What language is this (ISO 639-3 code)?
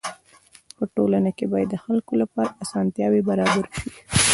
pus